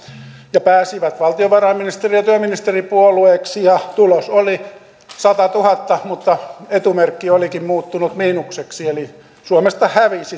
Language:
Finnish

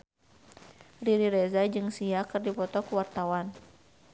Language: Sundanese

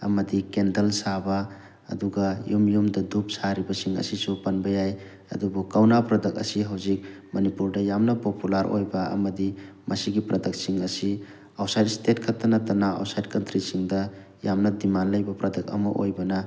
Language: Manipuri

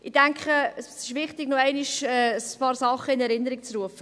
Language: Swiss German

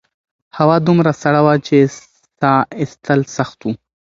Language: Pashto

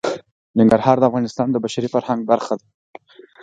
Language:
Pashto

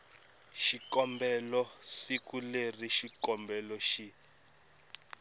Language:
Tsonga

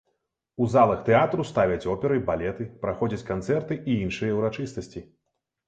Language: Belarusian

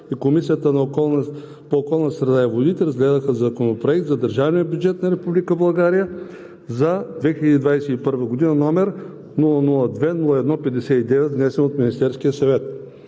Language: Bulgarian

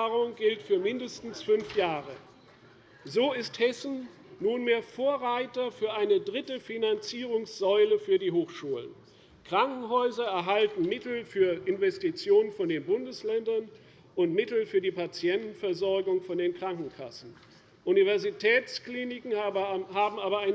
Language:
German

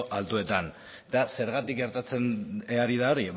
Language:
Basque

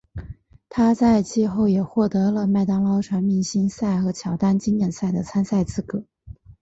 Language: Chinese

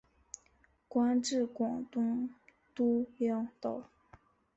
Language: Chinese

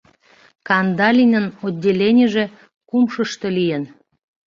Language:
Mari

